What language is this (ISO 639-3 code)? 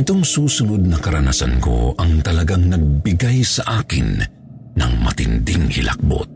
fil